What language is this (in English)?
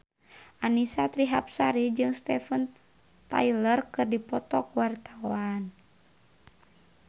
Sundanese